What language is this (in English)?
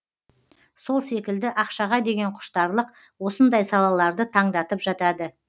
Kazakh